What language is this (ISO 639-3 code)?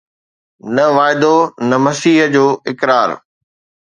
snd